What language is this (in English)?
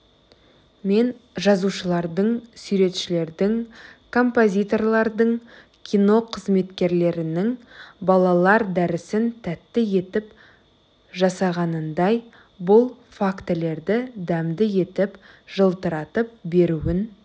Kazakh